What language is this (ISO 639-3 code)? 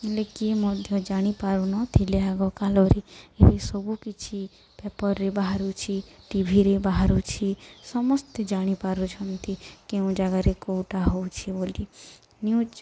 ori